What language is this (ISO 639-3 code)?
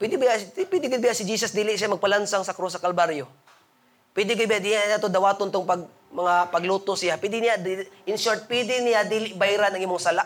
fil